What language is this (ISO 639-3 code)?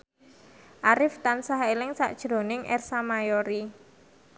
jav